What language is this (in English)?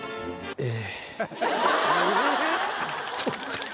Japanese